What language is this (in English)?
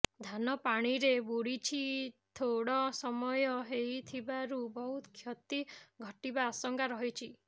Odia